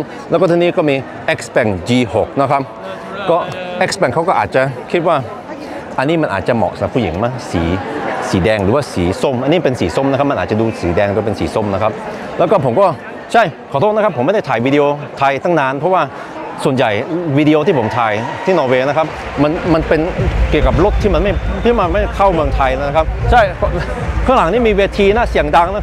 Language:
Thai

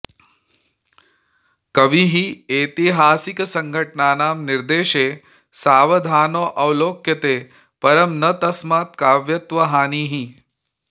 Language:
Sanskrit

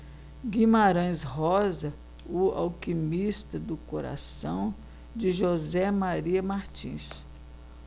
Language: Portuguese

